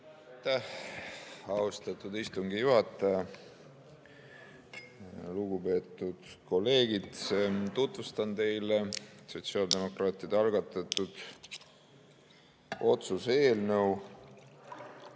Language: Estonian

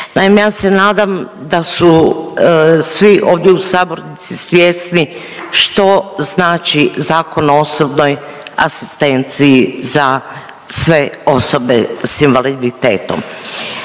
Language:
Croatian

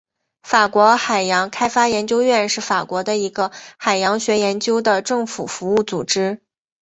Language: Chinese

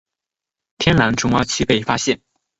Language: Chinese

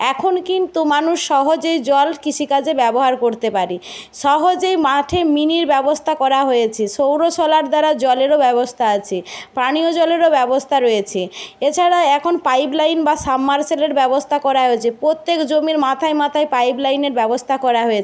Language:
Bangla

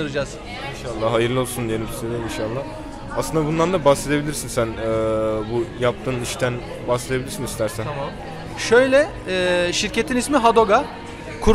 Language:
Turkish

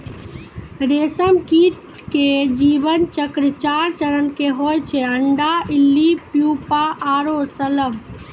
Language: Maithili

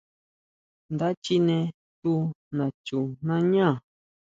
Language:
Huautla Mazatec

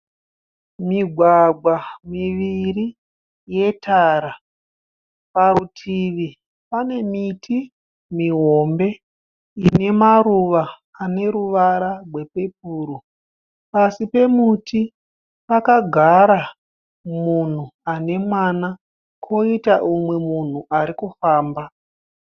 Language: Shona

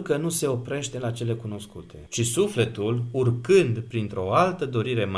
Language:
Romanian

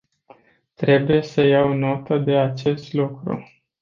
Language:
Romanian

